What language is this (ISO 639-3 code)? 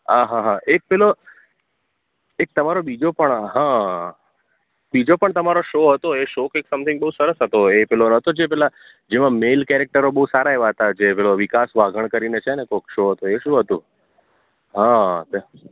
guj